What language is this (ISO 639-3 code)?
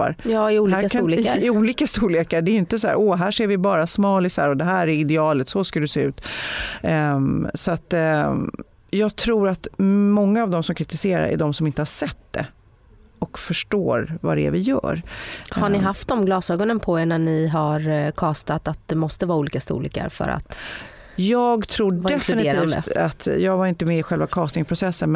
swe